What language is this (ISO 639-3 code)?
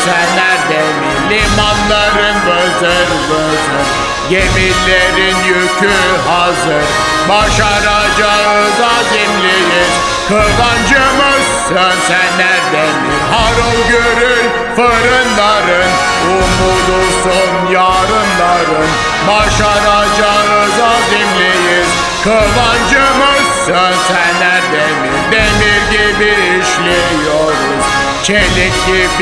tur